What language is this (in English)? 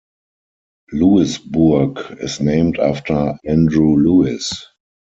English